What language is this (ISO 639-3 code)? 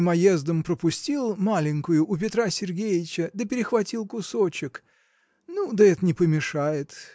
rus